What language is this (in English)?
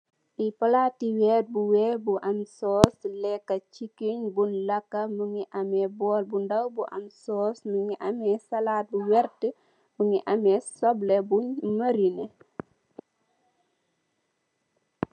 Wolof